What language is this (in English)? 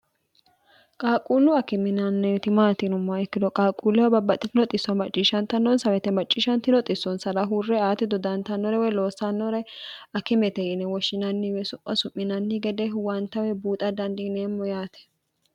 Sidamo